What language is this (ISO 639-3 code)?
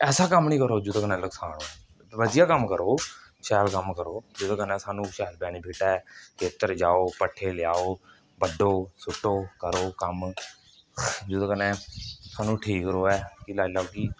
doi